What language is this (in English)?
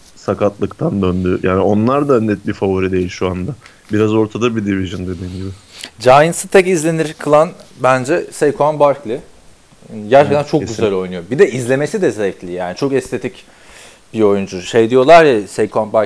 Turkish